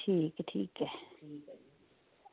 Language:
Dogri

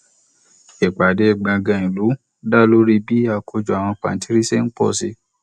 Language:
Yoruba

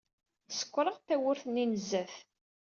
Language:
Kabyle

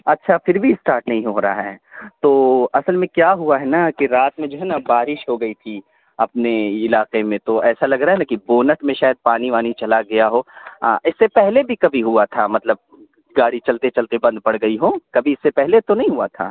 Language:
Urdu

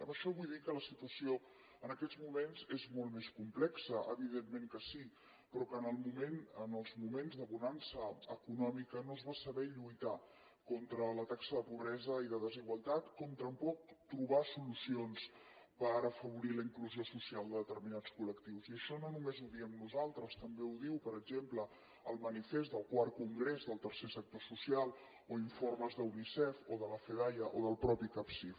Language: Catalan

